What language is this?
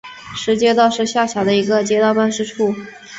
Chinese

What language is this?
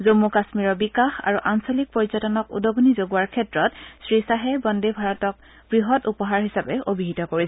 Assamese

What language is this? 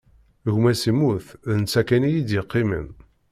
Kabyle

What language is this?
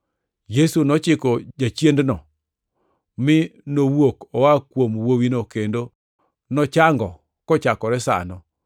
Luo (Kenya and Tanzania)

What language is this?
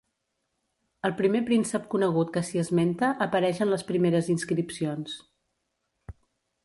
Catalan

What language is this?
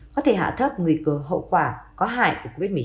Vietnamese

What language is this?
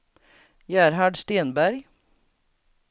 Swedish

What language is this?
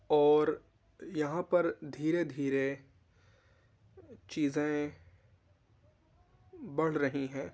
Urdu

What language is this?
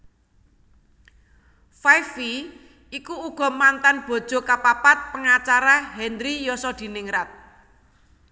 Javanese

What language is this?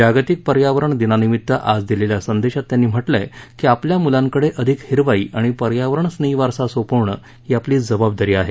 Marathi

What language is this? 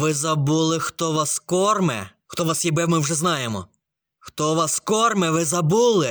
Ukrainian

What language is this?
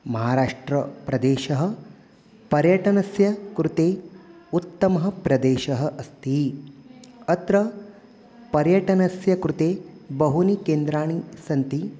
Sanskrit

